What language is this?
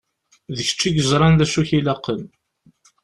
Kabyle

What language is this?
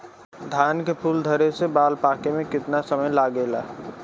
Bhojpuri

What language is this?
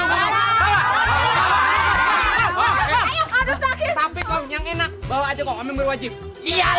Indonesian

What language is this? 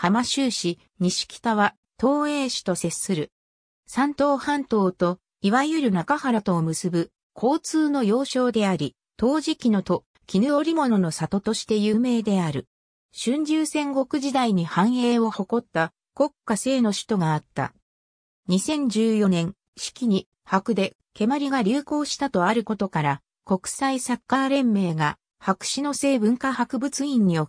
Japanese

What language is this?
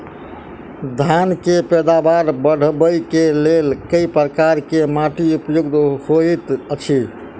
Maithili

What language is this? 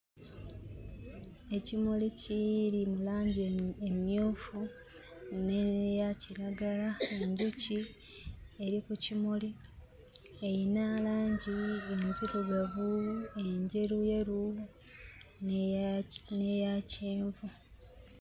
Ganda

